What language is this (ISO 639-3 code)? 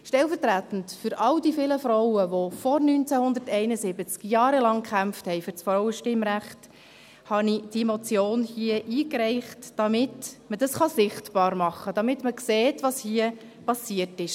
gsw